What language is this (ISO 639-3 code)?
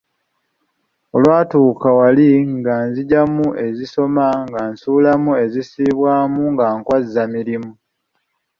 lug